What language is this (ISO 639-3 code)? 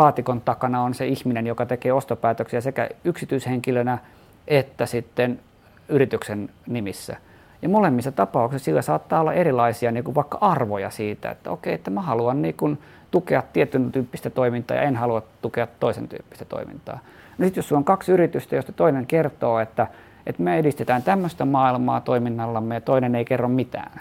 fin